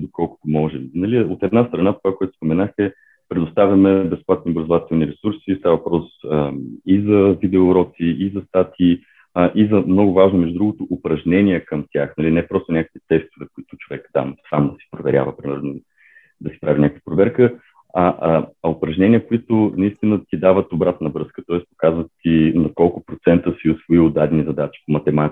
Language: Bulgarian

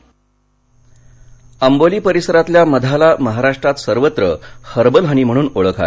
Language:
Marathi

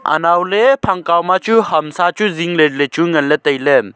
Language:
Wancho Naga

